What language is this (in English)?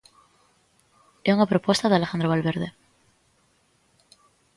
Galician